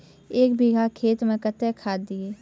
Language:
Maithili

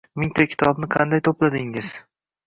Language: Uzbek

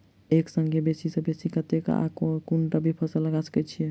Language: Maithili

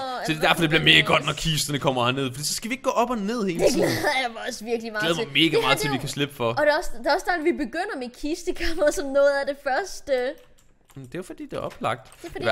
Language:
Danish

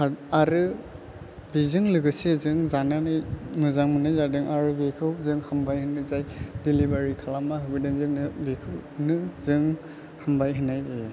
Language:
Bodo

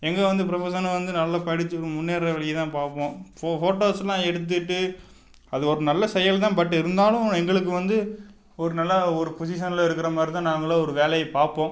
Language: Tamil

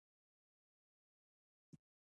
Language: Pashto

